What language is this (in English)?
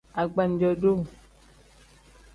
Tem